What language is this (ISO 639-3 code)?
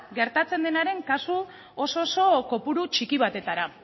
eus